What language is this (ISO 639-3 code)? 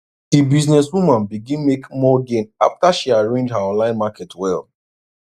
pcm